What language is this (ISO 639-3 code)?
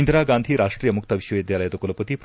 kan